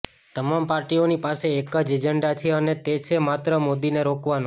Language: Gujarati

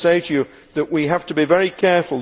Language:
English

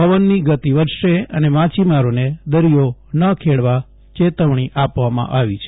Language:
Gujarati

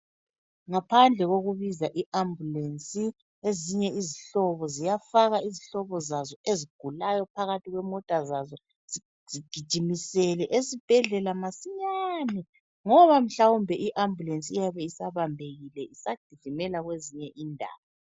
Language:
North Ndebele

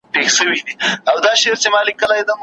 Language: Pashto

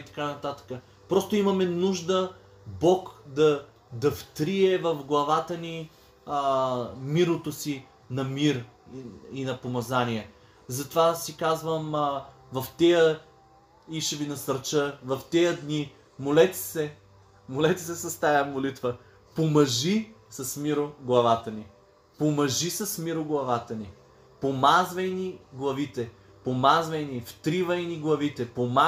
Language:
Bulgarian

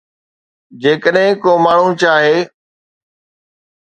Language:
Sindhi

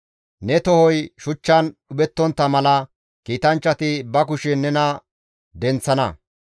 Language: Gamo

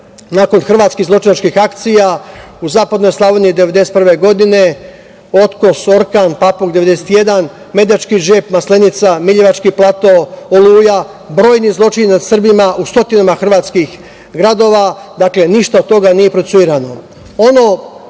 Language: Serbian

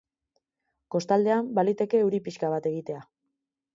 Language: Basque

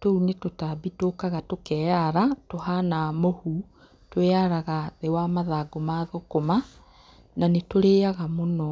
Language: Kikuyu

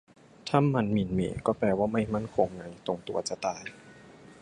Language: Thai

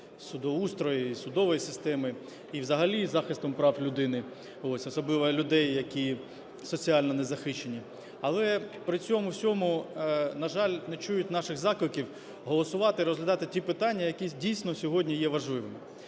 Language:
Ukrainian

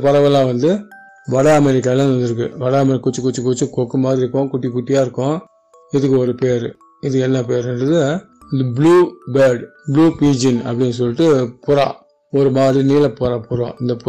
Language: Tamil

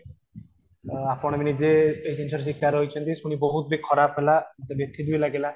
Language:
Odia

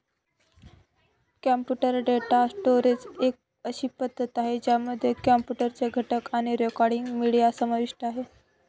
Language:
Marathi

